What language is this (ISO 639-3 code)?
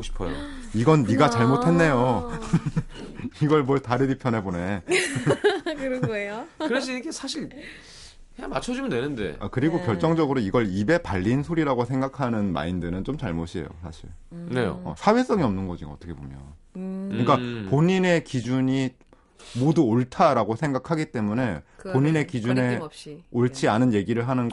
kor